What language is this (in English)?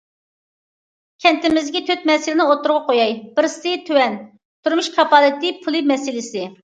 Uyghur